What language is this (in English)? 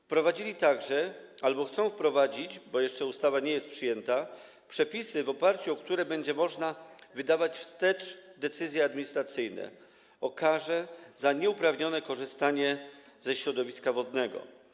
Polish